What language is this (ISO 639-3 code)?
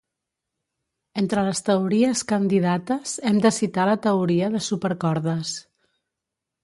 cat